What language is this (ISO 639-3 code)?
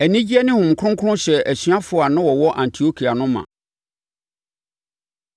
aka